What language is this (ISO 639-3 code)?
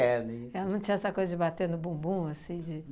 por